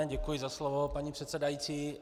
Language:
Czech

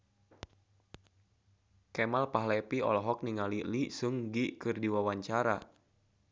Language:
Sundanese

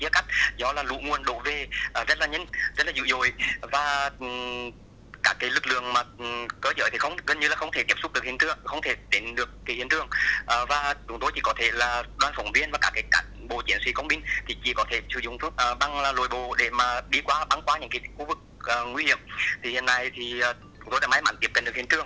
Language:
Vietnamese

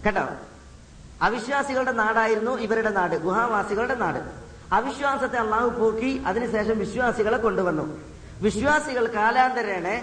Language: Malayalam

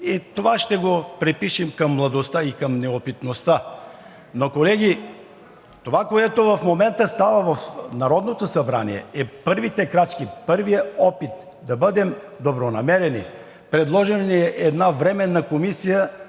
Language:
Bulgarian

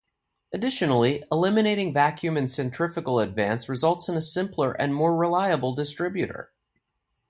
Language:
English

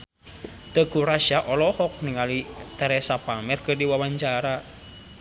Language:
Sundanese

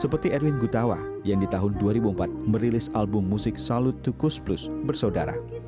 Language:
Indonesian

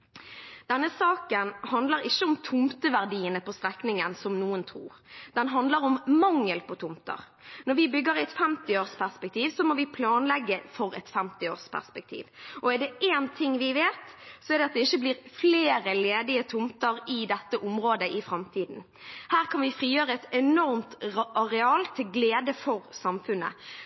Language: Norwegian Bokmål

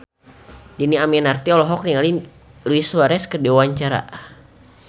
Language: Sundanese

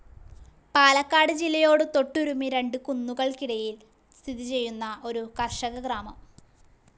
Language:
Malayalam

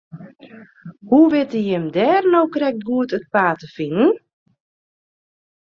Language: Western Frisian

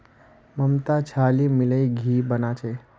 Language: Magahi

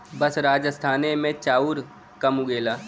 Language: Bhojpuri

